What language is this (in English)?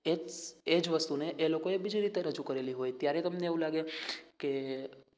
Gujarati